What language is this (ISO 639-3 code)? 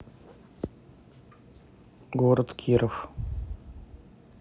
rus